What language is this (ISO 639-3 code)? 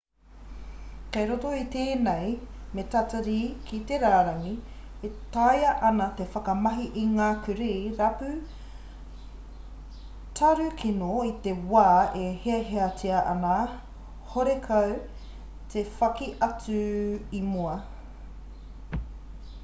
mri